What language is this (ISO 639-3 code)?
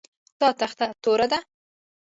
pus